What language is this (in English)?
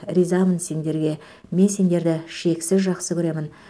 Kazakh